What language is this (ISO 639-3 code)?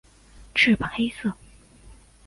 zho